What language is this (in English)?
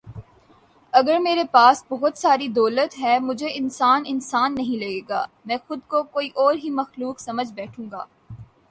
Urdu